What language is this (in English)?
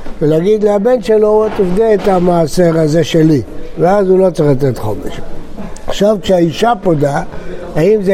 Hebrew